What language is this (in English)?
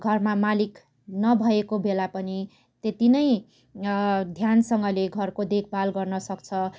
Nepali